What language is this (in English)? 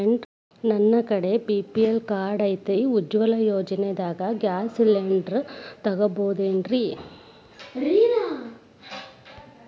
Kannada